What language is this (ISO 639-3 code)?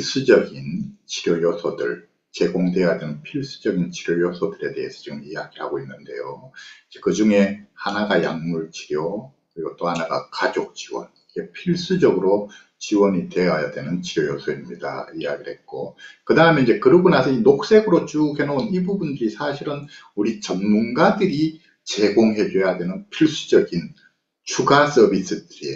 kor